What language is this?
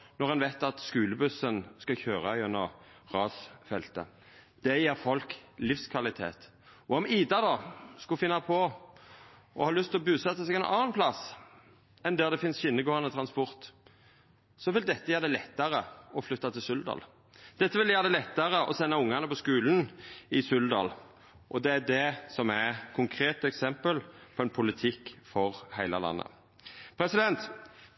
Norwegian Nynorsk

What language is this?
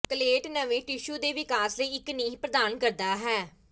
Punjabi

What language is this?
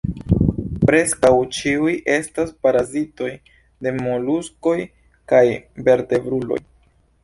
Esperanto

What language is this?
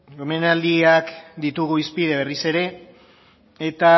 Basque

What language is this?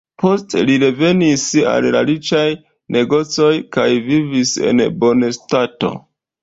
Esperanto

